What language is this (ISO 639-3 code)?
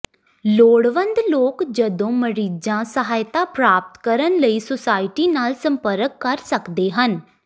pan